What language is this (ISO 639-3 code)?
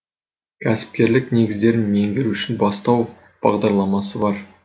kaz